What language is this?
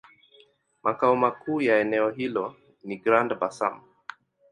Swahili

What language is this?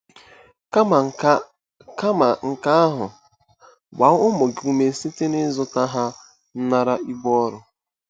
Igbo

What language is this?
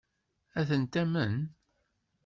Kabyle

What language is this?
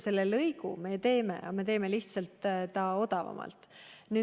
Estonian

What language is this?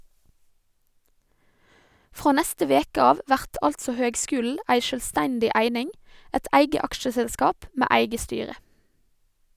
Norwegian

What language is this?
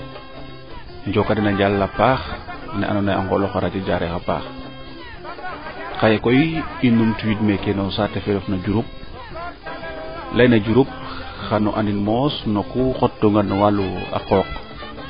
Serer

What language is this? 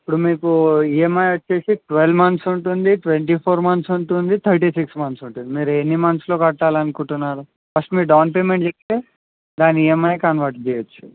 Telugu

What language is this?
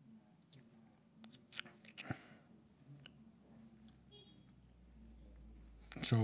Mandara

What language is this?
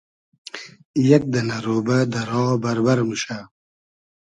Hazaragi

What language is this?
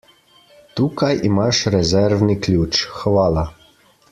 Slovenian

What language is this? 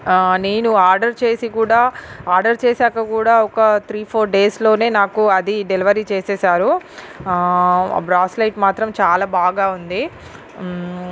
Telugu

